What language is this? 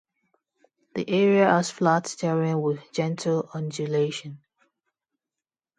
English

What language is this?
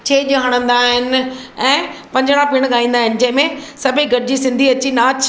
Sindhi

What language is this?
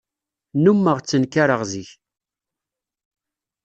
Kabyle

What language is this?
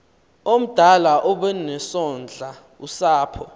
Xhosa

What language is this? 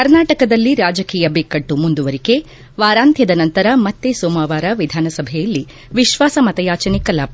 Kannada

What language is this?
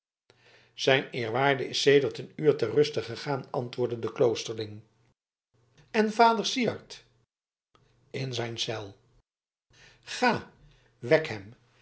Dutch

